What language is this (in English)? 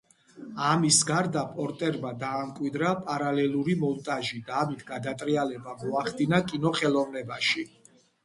Georgian